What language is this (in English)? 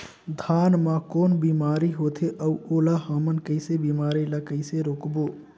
Chhattisgarhi